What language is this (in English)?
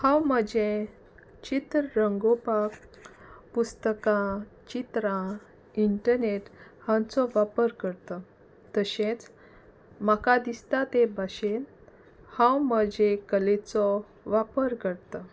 Konkani